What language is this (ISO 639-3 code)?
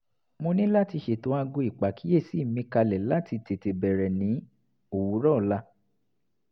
yor